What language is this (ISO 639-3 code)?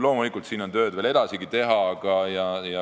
est